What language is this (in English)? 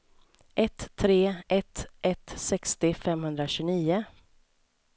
Swedish